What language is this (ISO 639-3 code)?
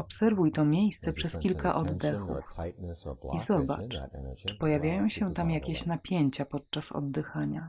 pol